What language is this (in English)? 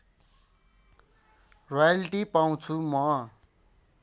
Nepali